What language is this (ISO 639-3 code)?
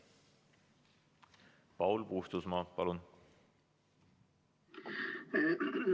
est